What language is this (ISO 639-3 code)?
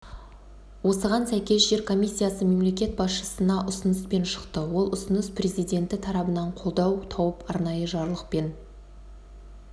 kaz